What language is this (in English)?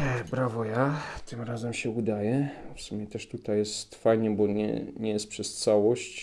Polish